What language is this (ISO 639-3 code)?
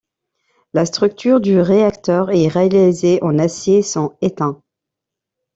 fra